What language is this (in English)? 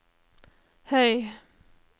Norwegian